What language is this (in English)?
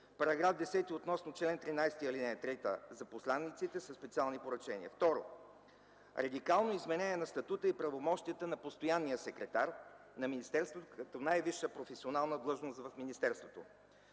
Bulgarian